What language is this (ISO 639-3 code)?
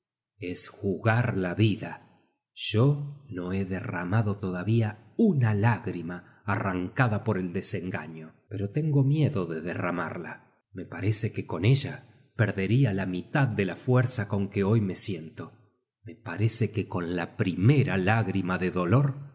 spa